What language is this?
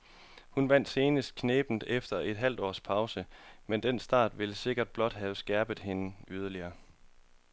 Danish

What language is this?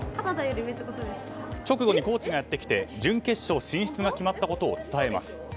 Japanese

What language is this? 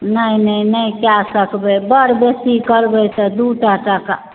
Maithili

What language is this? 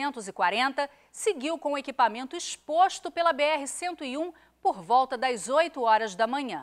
Portuguese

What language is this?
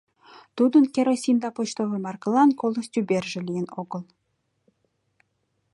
Mari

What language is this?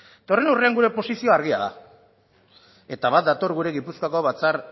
Basque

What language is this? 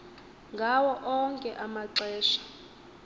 Xhosa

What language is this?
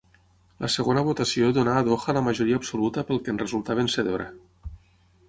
Catalan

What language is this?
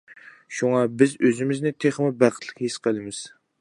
Uyghur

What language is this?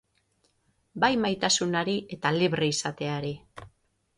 Basque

